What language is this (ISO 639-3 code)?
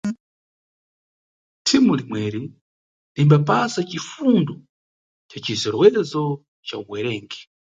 nyu